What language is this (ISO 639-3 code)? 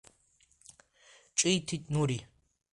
abk